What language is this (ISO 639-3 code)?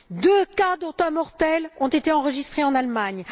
fra